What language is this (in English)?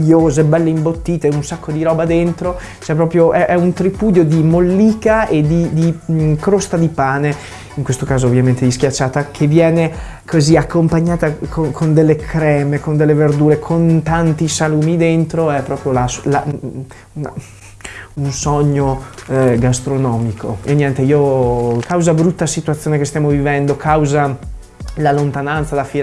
Italian